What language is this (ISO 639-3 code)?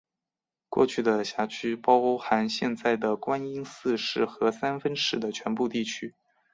zho